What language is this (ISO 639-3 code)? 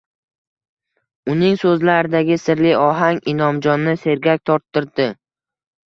uzb